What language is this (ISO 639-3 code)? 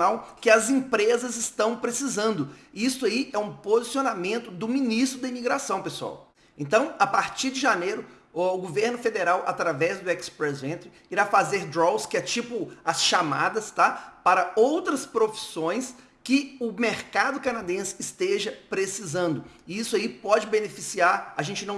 por